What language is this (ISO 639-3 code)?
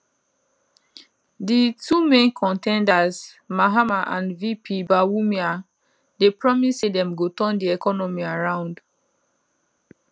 pcm